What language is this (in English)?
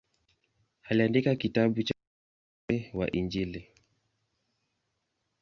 Swahili